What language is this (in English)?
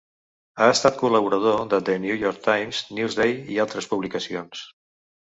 Catalan